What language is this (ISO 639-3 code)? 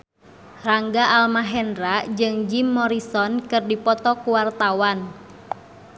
sun